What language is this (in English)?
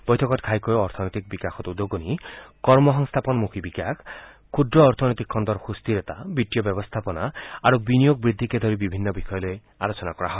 Assamese